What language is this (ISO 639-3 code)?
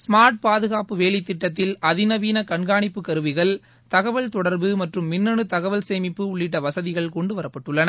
tam